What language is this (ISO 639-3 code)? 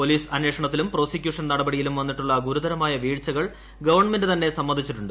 mal